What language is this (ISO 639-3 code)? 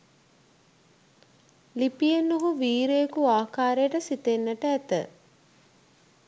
sin